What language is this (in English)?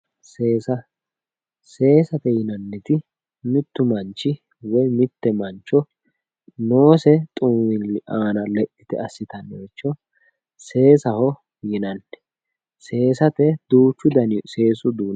Sidamo